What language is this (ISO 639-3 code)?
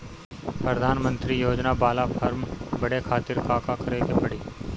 bho